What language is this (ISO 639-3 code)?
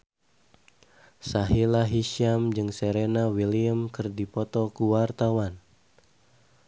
sun